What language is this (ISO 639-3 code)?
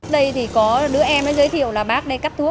vie